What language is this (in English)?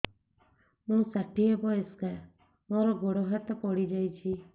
Odia